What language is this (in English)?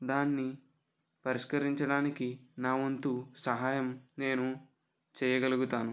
Telugu